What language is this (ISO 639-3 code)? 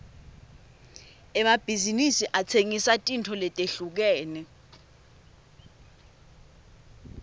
ssw